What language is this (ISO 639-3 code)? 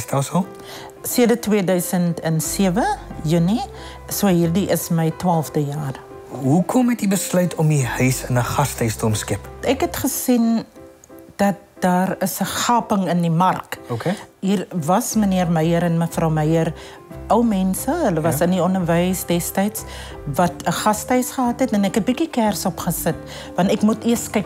deu